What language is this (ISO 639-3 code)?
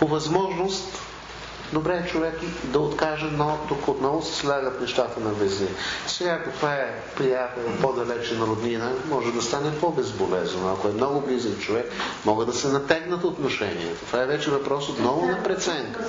bul